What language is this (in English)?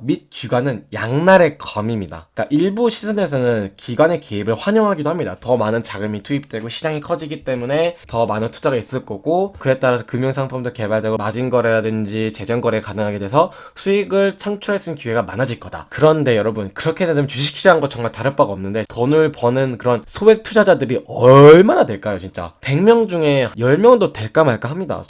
Korean